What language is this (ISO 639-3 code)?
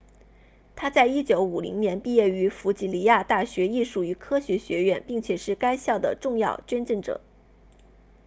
zho